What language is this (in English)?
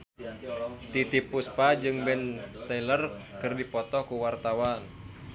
Sundanese